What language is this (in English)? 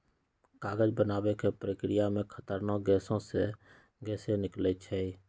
Magahi